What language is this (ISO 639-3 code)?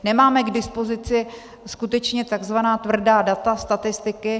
ces